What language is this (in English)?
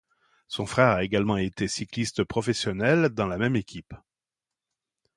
French